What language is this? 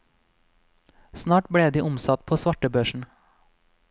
Norwegian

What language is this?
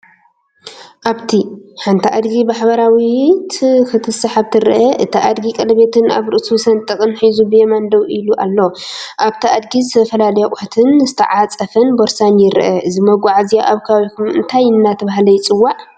Tigrinya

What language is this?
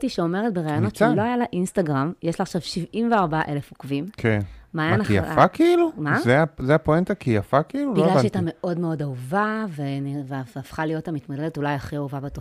Hebrew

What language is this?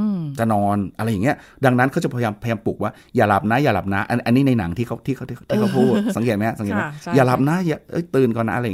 Thai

